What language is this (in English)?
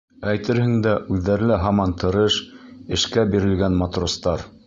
Bashkir